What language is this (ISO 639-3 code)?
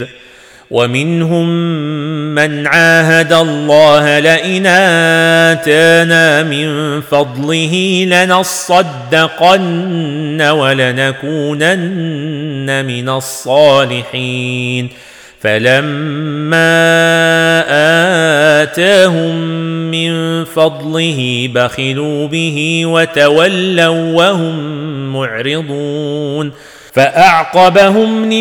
ara